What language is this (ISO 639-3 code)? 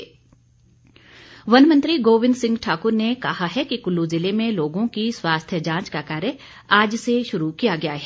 hin